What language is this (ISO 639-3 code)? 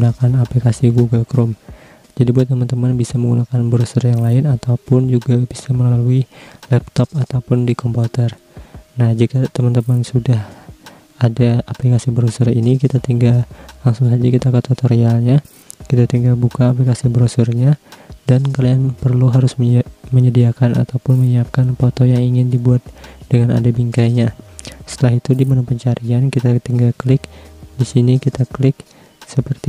ind